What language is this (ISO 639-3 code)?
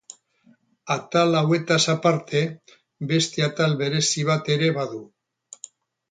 eus